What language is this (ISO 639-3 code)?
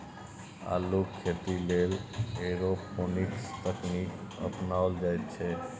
mai